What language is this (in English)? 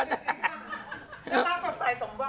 Thai